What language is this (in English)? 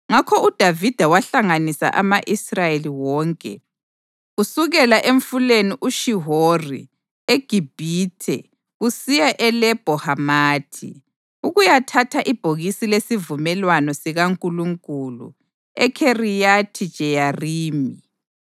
North Ndebele